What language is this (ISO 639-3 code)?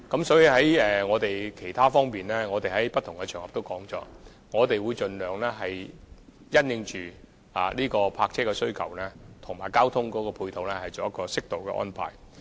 yue